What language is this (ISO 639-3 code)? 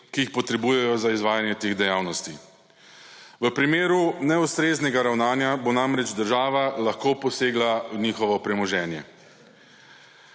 slv